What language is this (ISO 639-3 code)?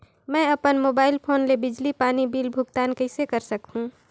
hne